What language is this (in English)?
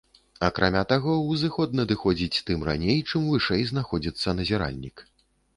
Belarusian